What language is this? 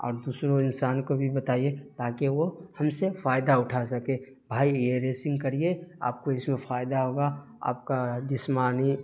Urdu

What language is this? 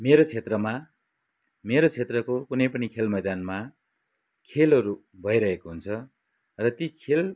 Nepali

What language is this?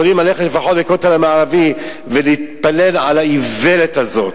Hebrew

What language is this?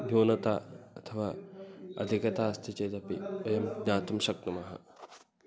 Sanskrit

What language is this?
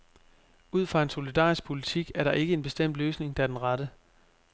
Danish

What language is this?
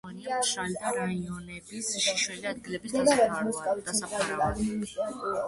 Georgian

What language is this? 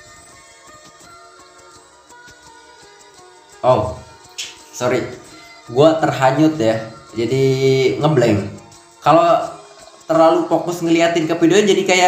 Indonesian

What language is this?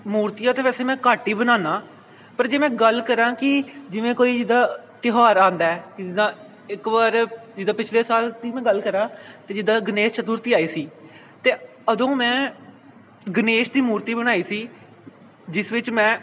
Punjabi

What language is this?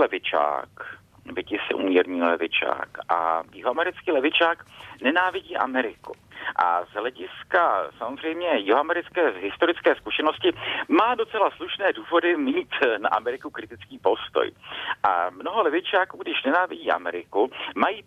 Czech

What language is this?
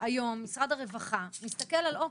Hebrew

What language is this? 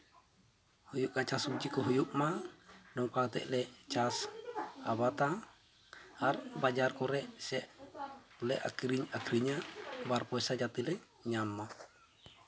Santali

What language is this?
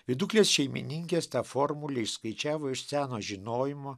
Lithuanian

